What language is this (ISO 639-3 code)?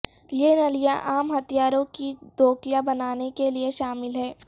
urd